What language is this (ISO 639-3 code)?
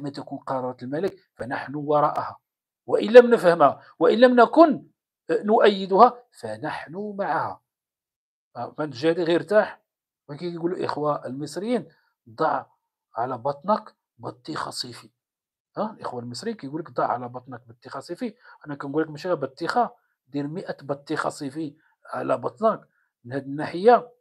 ara